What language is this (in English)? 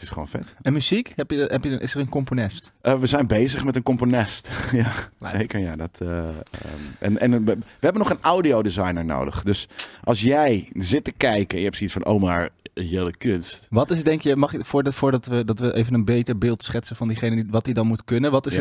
Dutch